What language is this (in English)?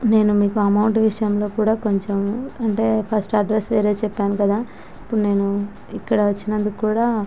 Telugu